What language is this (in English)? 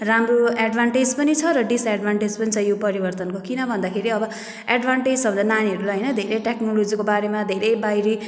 Nepali